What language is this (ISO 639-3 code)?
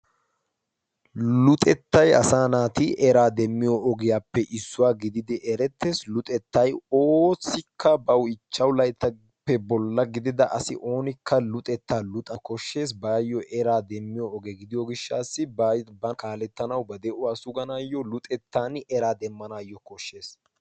wal